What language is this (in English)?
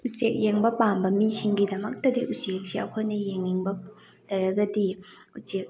Manipuri